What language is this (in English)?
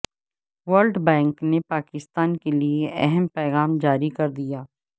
Urdu